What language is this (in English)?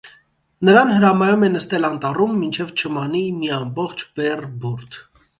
Armenian